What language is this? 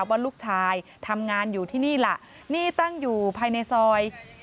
Thai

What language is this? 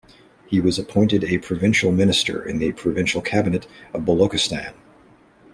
English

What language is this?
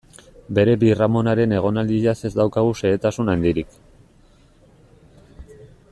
Basque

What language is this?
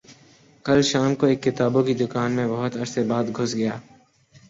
Urdu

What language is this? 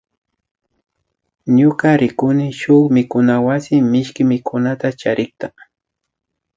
Imbabura Highland Quichua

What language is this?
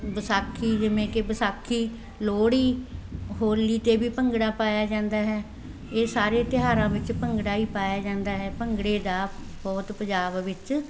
Punjabi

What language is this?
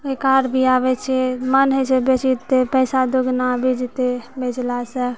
Maithili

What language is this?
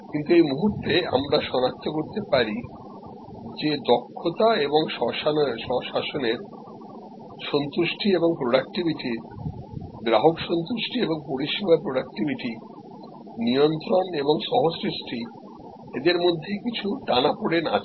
Bangla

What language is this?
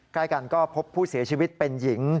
Thai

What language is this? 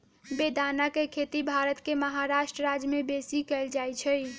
Magahi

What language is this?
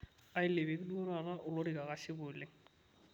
Masai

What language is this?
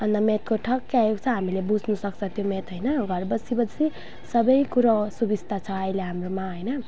Nepali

